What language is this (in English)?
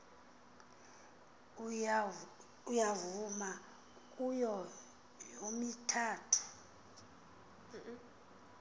Xhosa